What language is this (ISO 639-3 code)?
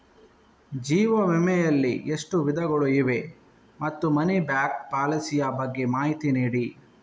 kan